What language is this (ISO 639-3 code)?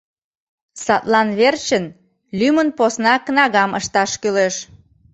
chm